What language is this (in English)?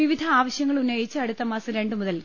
Malayalam